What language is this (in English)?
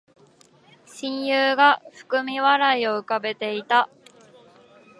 Japanese